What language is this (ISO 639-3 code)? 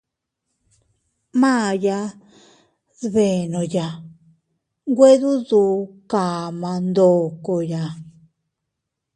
cut